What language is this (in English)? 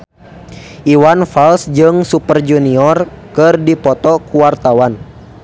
Sundanese